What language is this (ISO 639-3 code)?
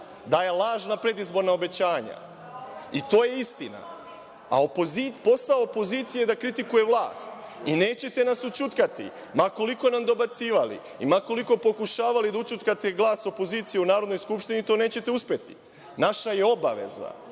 srp